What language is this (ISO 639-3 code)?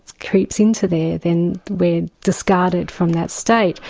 eng